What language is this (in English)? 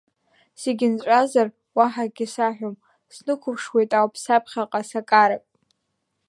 Abkhazian